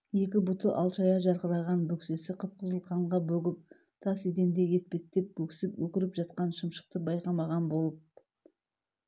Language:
Kazakh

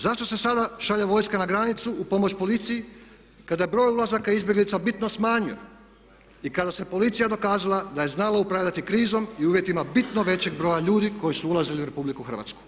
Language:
Croatian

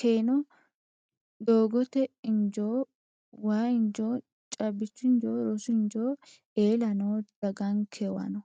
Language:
Sidamo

